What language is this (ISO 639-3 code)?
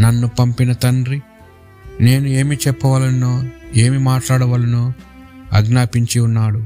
tel